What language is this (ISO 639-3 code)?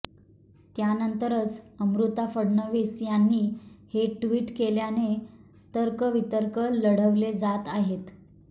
mar